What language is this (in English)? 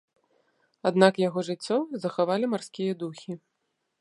Belarusian